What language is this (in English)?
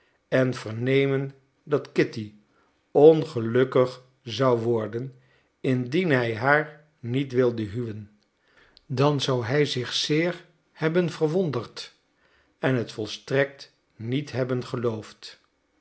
Dutch